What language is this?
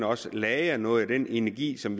Danish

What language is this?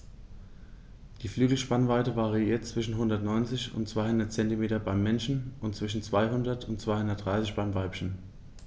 German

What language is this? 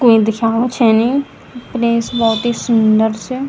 Garhwali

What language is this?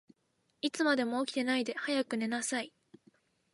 Japanese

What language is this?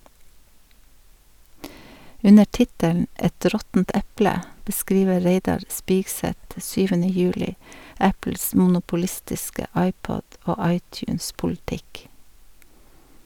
Norwegian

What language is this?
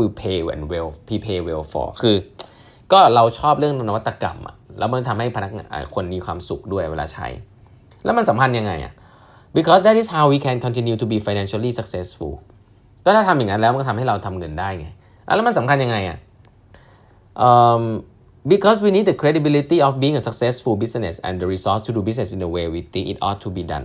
Thai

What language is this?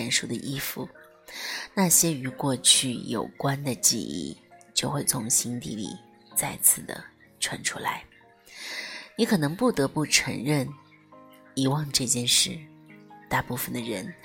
Chinese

